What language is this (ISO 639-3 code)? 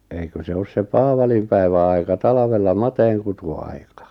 fin